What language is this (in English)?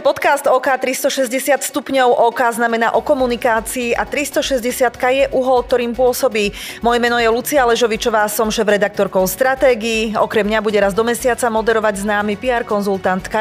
Slovak